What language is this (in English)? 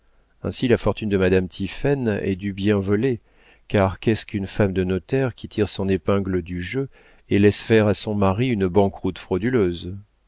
French